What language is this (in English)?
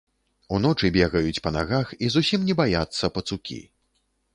Belarusian